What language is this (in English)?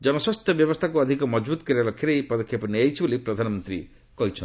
Odia